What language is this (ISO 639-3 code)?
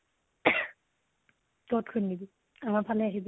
asm